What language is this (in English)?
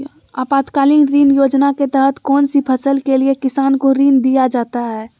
Magahi